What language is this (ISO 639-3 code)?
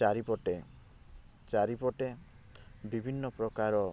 ori